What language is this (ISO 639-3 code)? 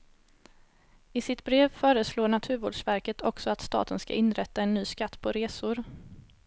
swe